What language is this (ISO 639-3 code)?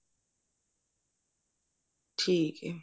pan